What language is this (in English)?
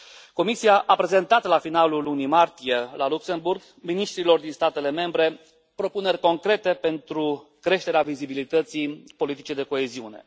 Romanian